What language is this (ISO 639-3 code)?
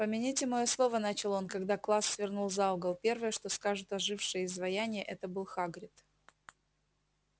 rus